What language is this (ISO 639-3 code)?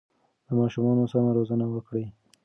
pus